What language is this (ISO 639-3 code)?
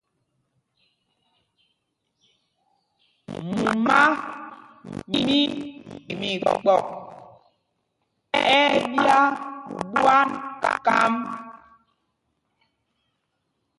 mgg